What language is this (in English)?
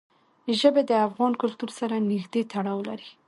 Pashto